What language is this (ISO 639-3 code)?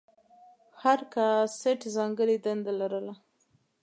pus